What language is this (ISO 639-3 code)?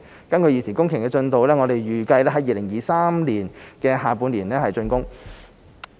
yue